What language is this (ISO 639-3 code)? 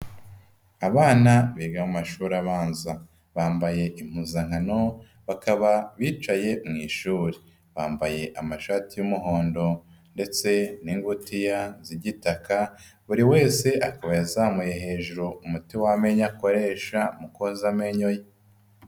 kin